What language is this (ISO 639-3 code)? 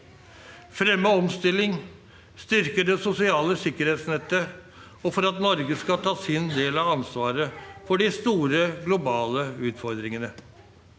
nor